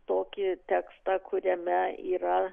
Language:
Lithuanian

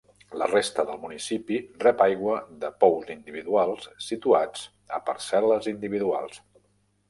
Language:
Catalan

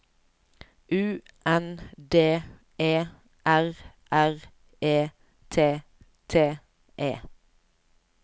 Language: Norwegian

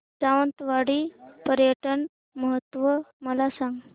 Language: Marathi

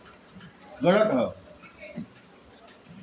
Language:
Bhojpuri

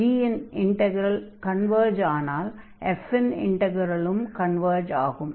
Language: Tamil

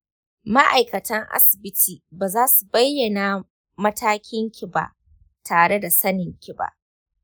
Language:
Hausa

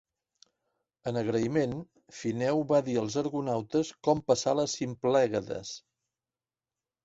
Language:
Catalan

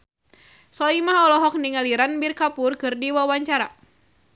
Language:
Sundanese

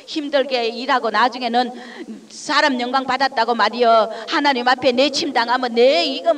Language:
Korean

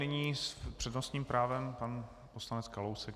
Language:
Czech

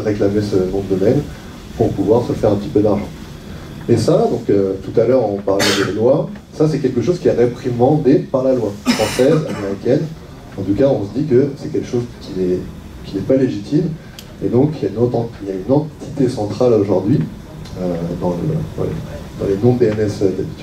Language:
French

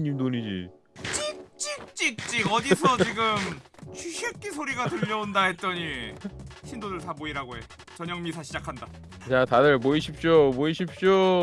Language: Korean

